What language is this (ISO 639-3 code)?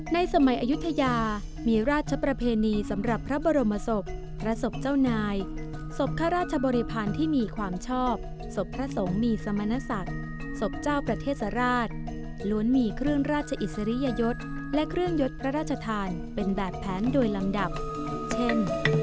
tha